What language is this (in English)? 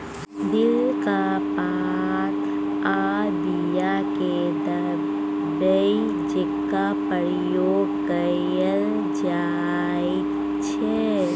Maithili